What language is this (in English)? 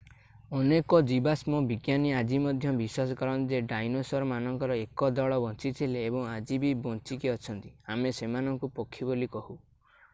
Odia